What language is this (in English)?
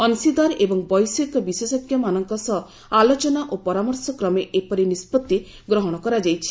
Odia